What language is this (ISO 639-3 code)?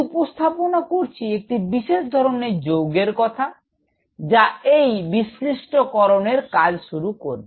ben